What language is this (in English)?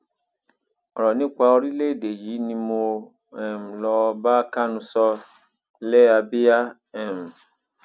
Yoruba